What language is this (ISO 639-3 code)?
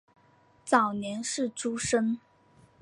zho